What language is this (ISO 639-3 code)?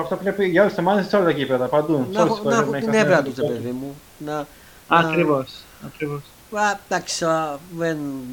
ell